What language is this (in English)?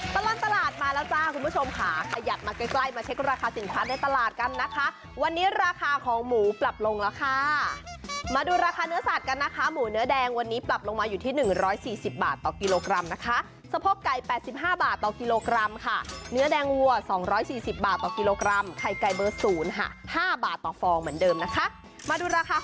Thai